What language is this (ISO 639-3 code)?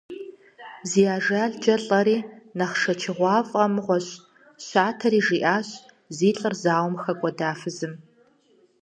kbd